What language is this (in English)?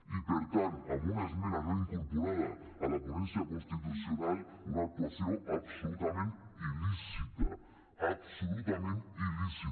Catalan